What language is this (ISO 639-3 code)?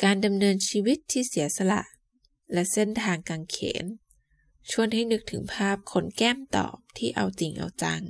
tha